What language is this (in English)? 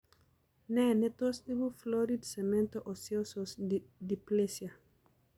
Kalenjin